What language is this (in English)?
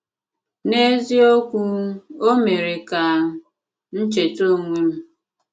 Igbo